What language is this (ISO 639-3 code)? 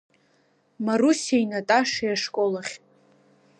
abk